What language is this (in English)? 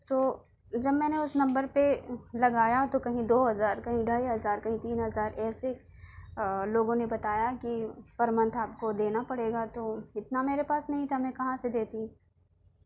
Urdu